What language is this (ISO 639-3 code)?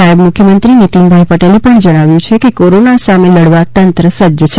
guj